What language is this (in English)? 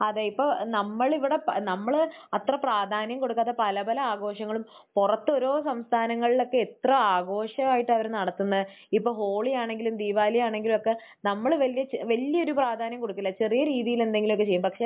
Malayalam